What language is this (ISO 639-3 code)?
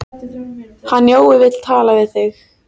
isl